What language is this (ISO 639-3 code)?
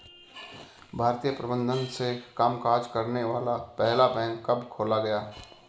hin